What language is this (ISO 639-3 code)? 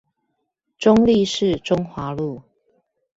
zho